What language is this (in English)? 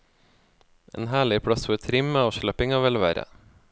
Norwegian